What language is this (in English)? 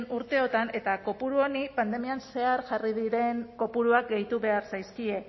Basque